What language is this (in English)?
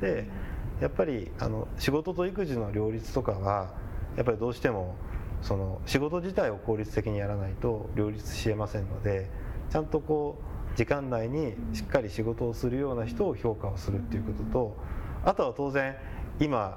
Japanese